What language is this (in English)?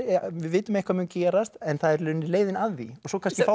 Icelandic